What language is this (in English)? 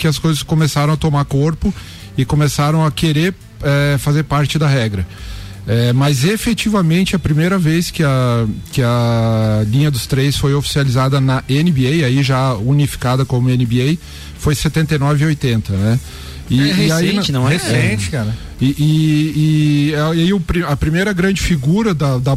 Portuguese